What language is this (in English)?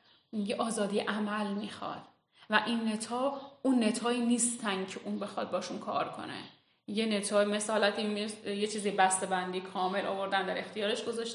Persian